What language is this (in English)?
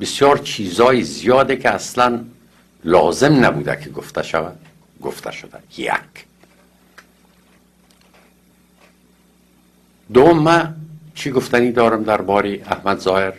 Persian